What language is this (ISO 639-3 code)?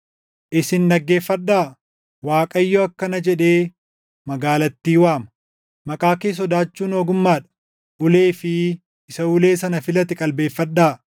orm